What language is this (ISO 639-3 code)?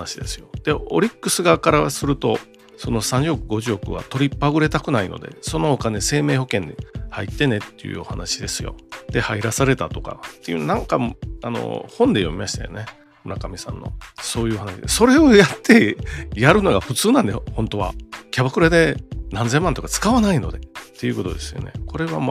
jpn